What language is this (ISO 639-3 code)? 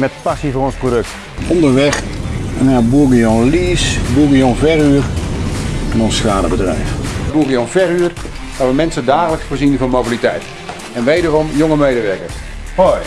nld